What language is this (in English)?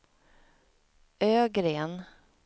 Swedish